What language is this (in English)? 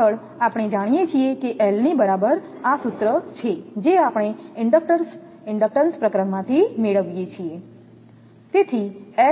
Gujarati